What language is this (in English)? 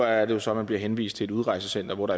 Danish